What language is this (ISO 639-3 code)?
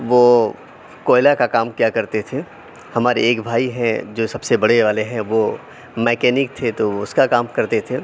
urd